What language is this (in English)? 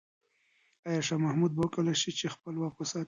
Pashto